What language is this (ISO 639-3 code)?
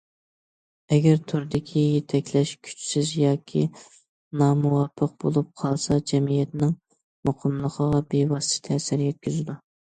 uig